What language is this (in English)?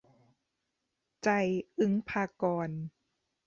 Thai